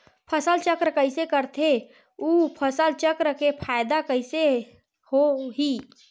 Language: Chhattisgarhi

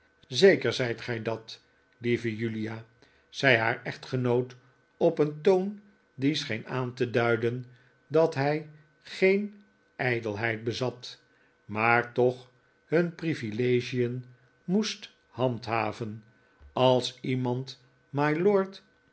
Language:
Dutch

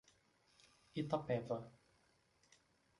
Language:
Portuguese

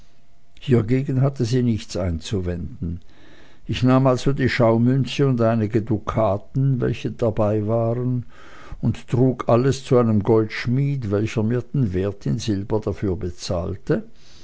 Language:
German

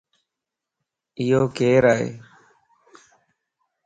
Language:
Lasi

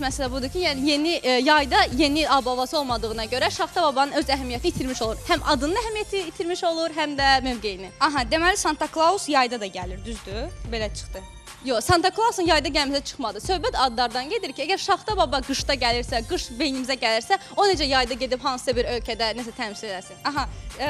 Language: Turkish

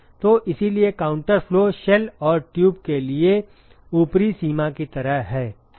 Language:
Hindi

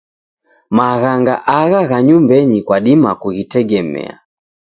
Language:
Taita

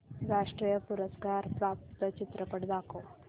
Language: Marathi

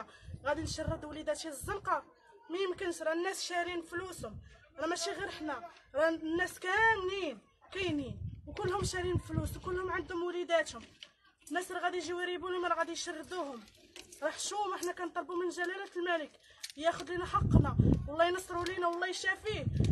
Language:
Arabic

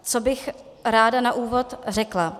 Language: Czech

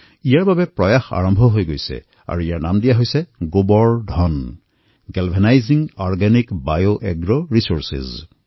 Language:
Assamese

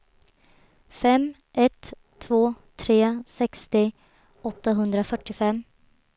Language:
Swedish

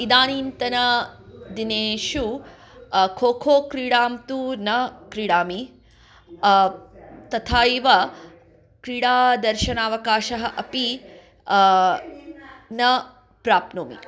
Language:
Sanskrit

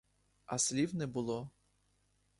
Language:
Ukrainian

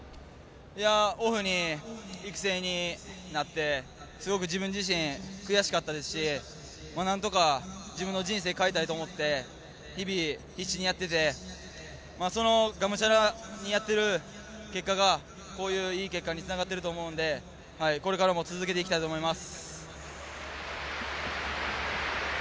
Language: Japanese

